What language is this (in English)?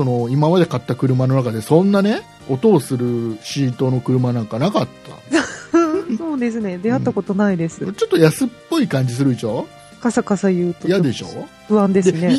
Japanese